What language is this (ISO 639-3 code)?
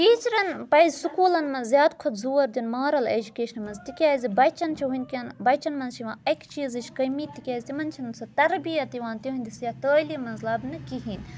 kas